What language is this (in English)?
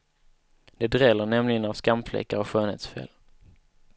Swedish